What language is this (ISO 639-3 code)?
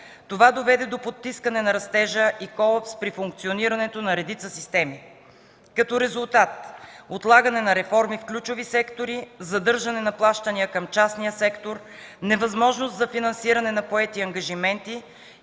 bul